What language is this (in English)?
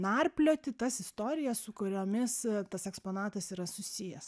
Lithuanian